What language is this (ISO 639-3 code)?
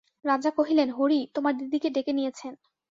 ben